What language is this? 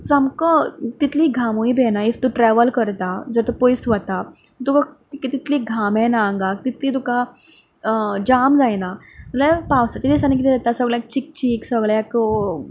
Konkani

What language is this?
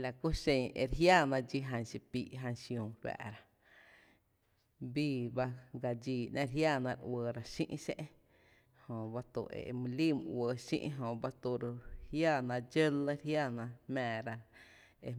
Tepinapa Chinantec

